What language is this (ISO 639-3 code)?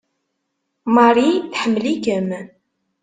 kab